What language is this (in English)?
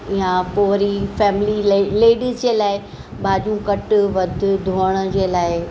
Sindhi